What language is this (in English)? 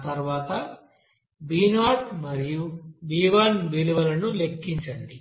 Telugu